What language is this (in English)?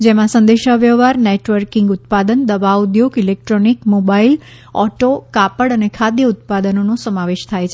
Gujarati